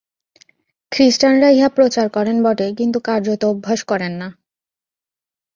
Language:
Bangla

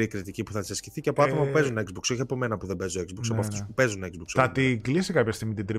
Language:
Greek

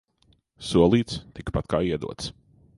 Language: Latvian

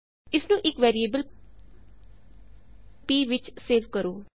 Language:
Punjabi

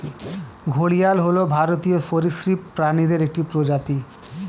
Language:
Bangla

